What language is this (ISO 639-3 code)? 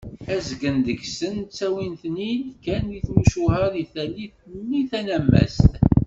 kab